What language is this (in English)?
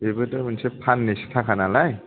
Bodo